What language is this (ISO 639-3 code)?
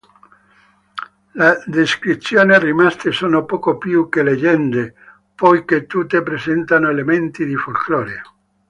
ita